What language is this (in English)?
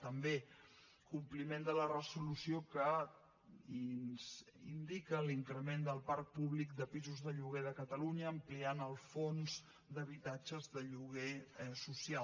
Catalan